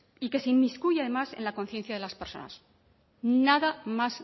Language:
Spanish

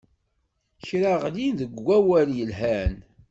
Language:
Kabyle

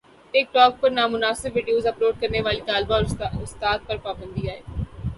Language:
Urdu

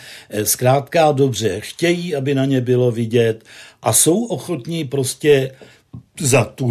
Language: Czech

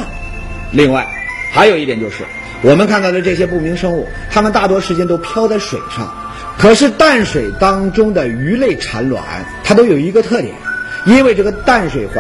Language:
Chinese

